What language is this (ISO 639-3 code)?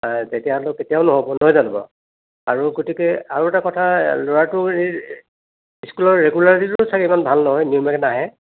asm